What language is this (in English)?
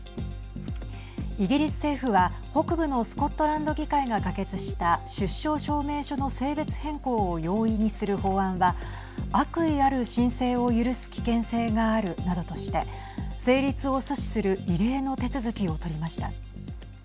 Japanese